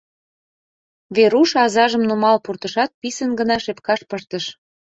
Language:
Mari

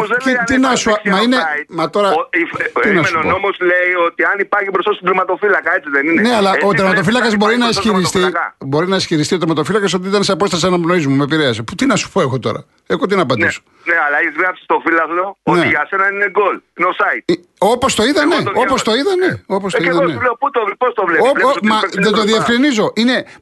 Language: Greek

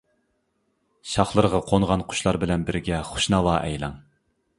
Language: Uyghur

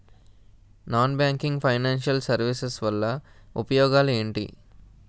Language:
Telugu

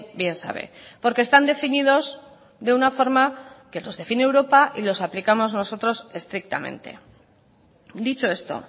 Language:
Spanish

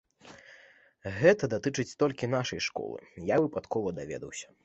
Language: Belarusian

